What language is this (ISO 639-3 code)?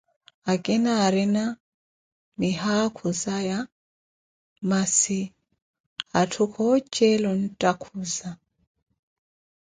eko